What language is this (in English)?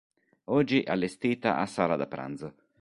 Italian